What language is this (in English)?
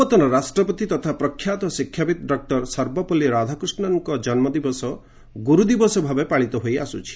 Odia